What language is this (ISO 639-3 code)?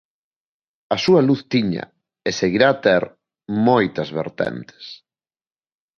glg